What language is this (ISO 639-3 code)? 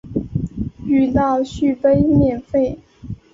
zho